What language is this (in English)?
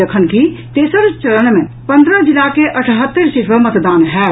Maithili